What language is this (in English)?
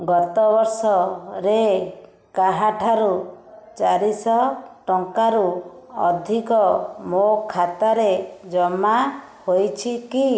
Odia